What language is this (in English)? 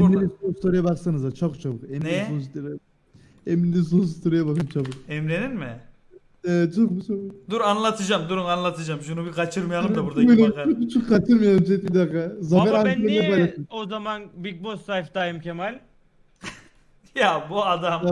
Turkish